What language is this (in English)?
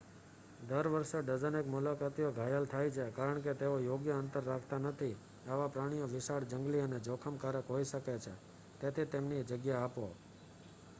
Gujarati